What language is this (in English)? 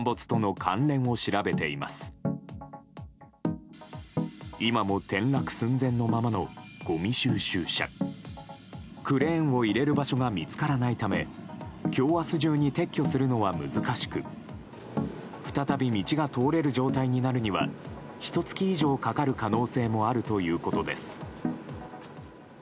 Japanese